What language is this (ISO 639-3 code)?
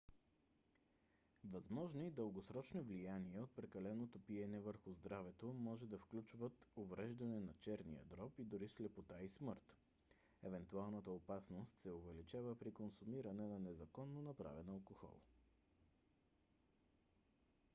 bul